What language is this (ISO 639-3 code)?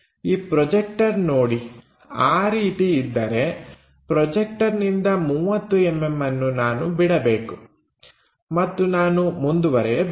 kan